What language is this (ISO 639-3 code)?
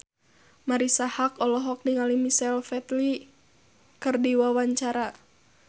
sun